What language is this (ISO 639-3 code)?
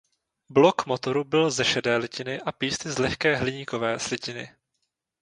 ces